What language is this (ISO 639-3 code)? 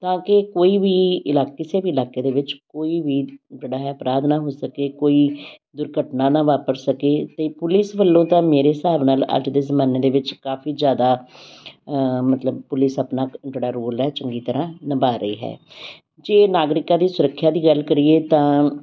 pan